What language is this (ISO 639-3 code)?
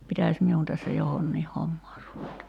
fin